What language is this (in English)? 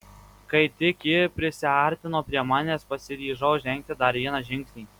Lithuanian